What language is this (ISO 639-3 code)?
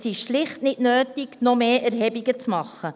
gsw